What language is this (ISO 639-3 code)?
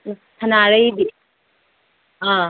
mni